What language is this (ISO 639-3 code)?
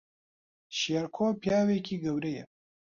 ckb